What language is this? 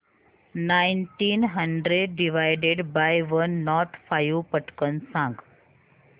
Marathi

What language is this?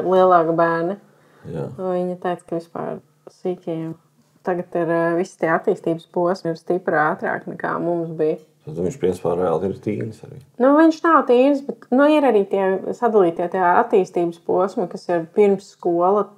Latvian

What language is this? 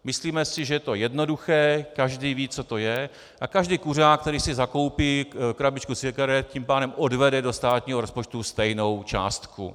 Czech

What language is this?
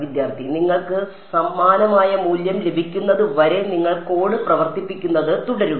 Malayalam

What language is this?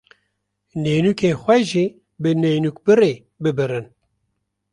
Kurdish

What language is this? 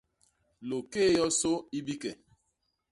Basaa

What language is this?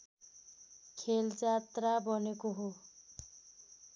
Nepali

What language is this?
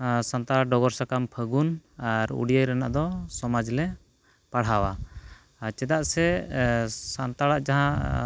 Santali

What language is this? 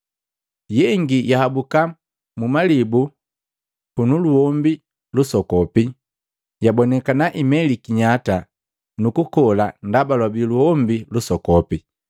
Matengo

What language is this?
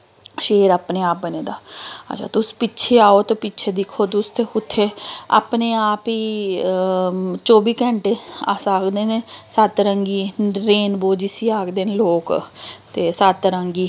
Dogri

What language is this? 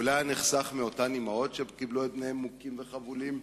Hebrew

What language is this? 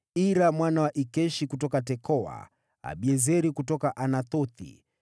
Swahili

